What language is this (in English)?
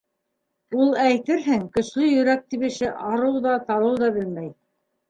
Bashkir